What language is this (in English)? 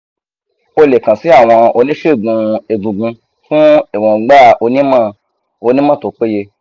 Yoruba